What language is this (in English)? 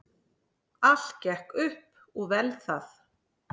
Icelandic